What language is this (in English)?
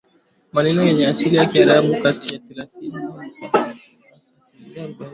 Swahili